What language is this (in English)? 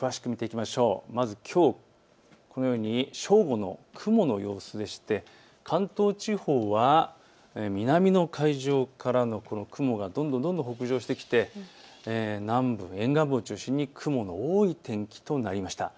Japanese